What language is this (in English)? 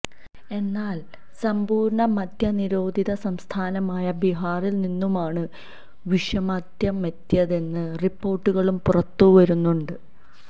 Malayalam